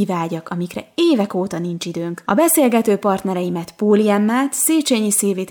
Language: Hungarian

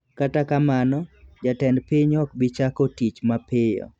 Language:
Luo (Kenya and Tanzania)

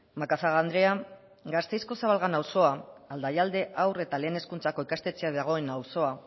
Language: Basque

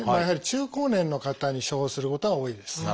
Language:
Japanese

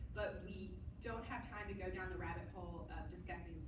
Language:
English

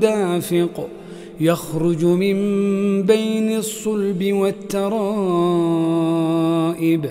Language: Arabic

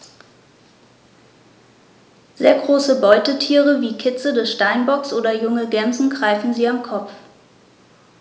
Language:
German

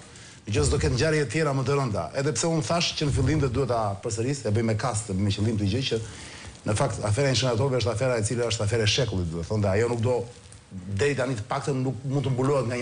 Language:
Romanian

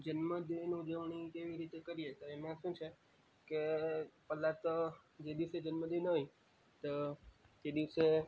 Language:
Gujarati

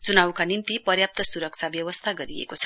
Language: Nepali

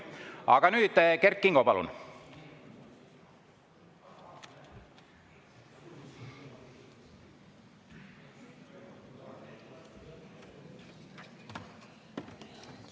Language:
Estonian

